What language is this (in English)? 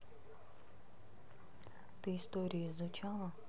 Russian